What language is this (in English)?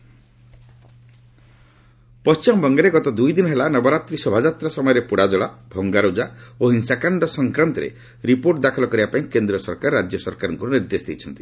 Odia